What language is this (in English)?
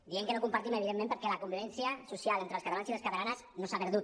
Catalan